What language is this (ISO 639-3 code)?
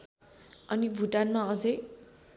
nep